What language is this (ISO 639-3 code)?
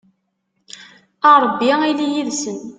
kab